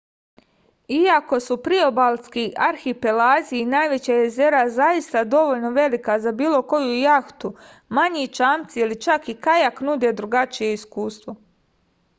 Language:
Serbian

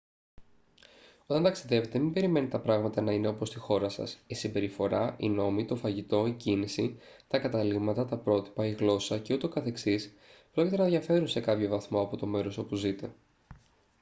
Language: Greek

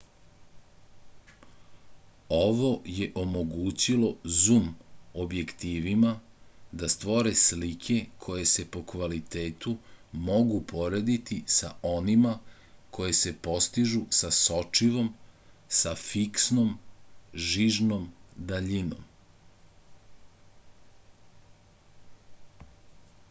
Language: Serbian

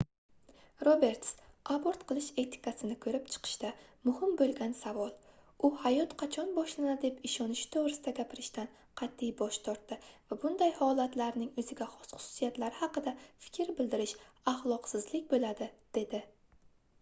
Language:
Uzbek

